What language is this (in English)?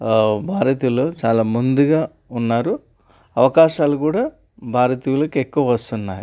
Telugu